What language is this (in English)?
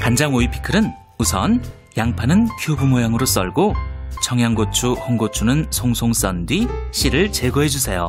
Korean